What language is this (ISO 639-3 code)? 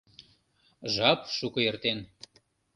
chm